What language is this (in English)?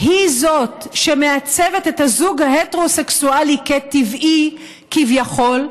Hebrew